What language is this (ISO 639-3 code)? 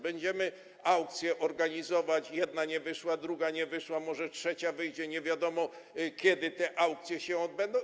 pol